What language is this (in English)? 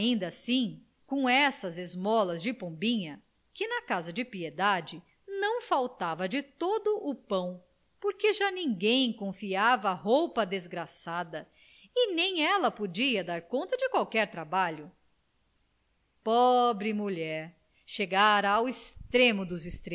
Portuguese